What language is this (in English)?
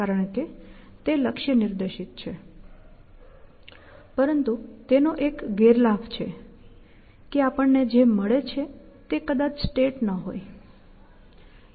Gujarati